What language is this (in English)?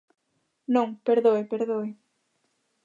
Galician